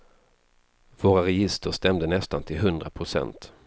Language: Swedish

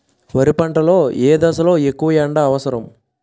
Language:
Telugu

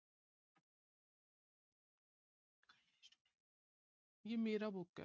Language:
Punjabi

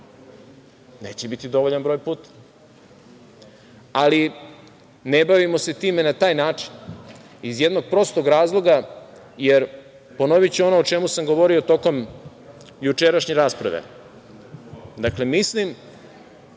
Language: Serbian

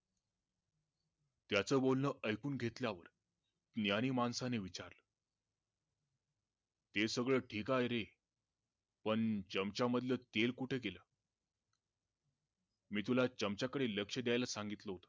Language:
Marathi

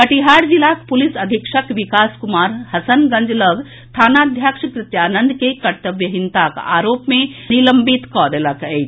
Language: Maithili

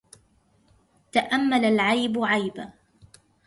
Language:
Arabic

